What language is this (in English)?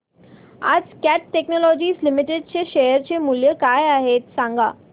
Marathi